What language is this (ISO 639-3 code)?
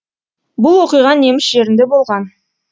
kaz